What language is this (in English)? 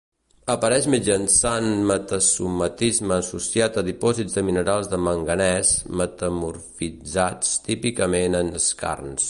Catalan